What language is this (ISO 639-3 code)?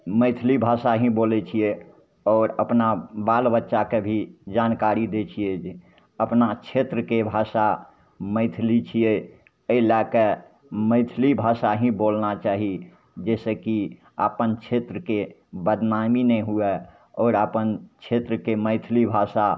mai